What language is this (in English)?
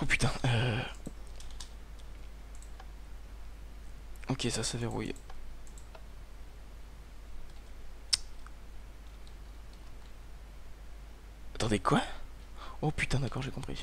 French